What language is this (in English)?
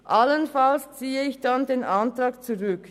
Swiss German